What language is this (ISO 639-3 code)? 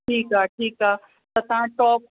snd